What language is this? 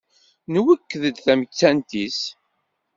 Kabyle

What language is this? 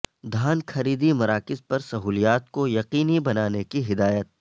Urdu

